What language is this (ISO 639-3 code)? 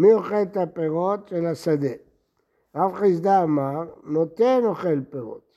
heb